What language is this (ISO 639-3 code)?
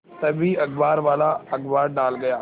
hin